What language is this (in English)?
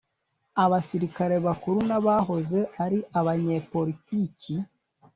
Kinyarwanda